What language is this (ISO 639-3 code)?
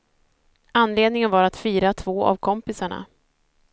swe